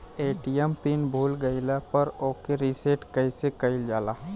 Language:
Bhojpuri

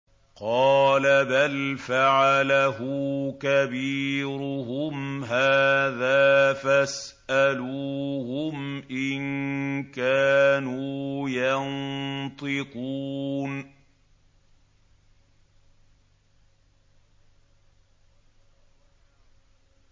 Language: Arabic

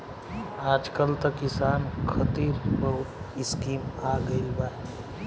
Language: Bhojpuri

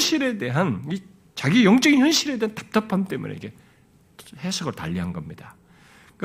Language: Korean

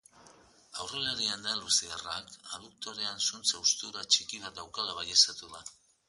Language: Basque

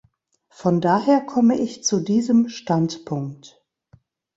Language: German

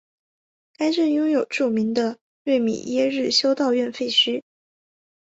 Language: Chinese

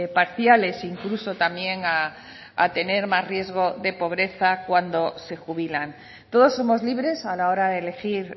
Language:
Spanish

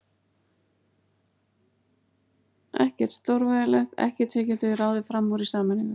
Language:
Icelandic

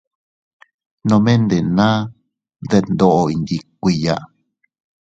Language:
Teutila Cuicatec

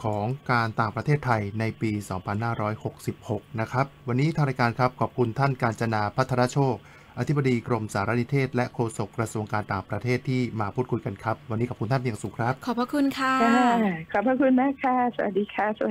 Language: Thai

